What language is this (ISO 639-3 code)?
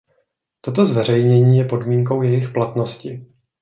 ces